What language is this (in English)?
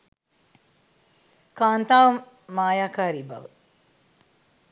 Sinhala